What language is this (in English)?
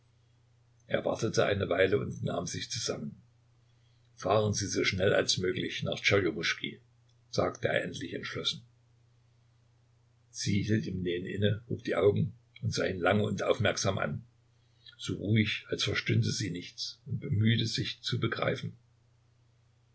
German